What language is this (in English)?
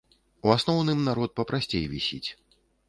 Belarusian